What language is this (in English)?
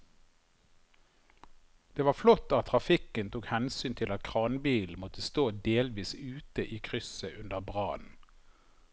Norwegian